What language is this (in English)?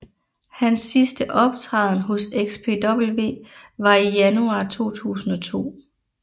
Danish